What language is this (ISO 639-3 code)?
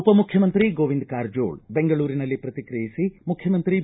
kan